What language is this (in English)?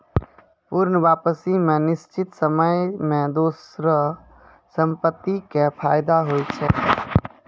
Maithili